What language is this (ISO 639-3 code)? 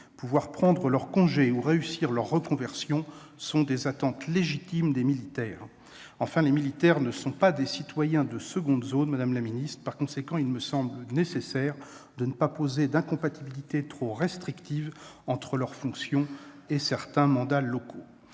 fra